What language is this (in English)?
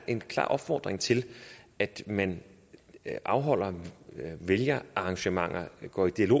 Danish